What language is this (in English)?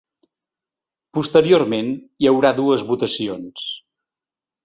Catalan